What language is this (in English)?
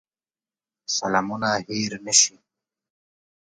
Pashto